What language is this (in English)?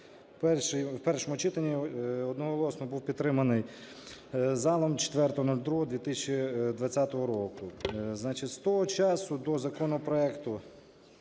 Ukrainian